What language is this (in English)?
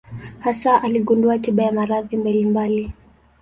Swahili